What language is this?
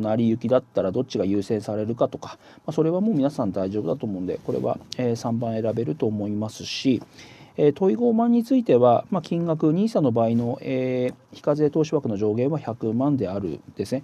Japanese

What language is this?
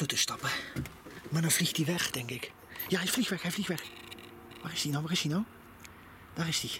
Dutch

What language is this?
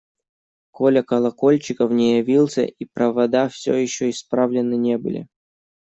Russian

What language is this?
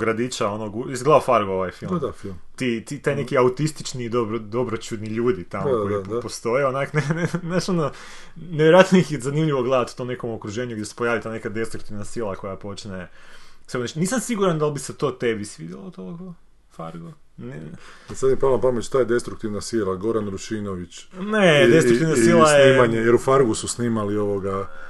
Croatian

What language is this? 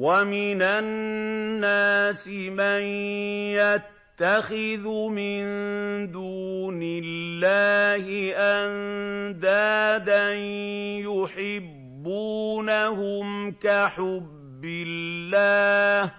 Arabic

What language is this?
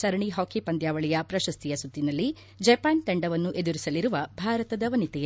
Kannada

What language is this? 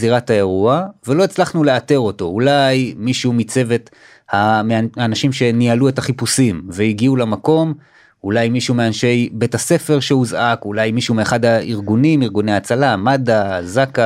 Hebrew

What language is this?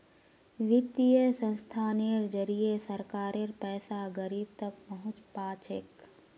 Magahi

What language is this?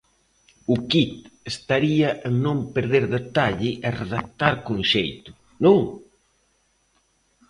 Galician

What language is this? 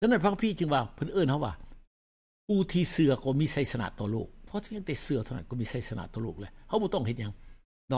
Thai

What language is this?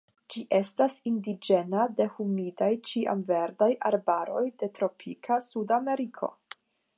Esperanto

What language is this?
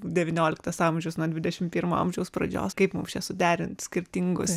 Lithuanian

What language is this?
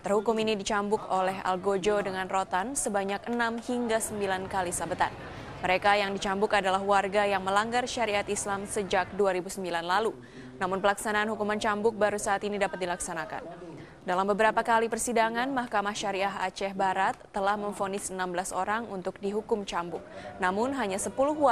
Indonesian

